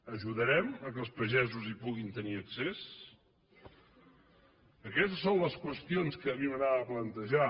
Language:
Catalan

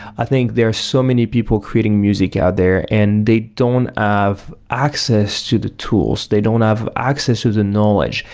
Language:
English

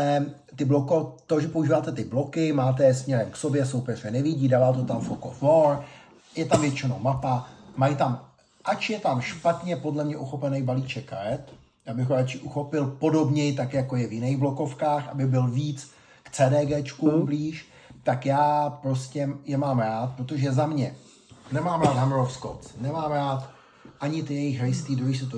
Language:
Czech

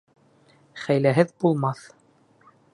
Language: Bashkir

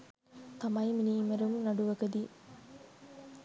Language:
Sinhala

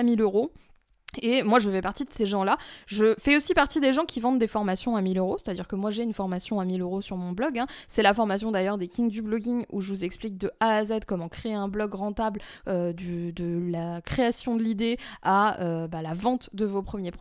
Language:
French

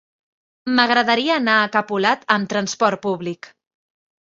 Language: Catalan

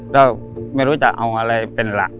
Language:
Thai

